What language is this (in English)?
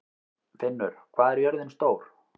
Icelandic